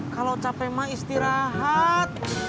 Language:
Indonesian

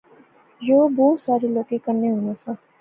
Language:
Pahari-Potwari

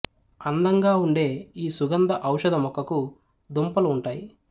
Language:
Telugu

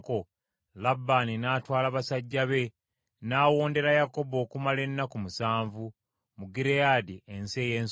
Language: Ganda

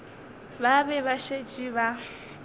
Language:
Northern Sotho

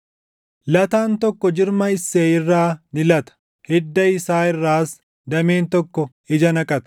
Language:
Oromo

